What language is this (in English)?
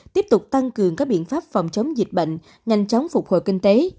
Vietnamese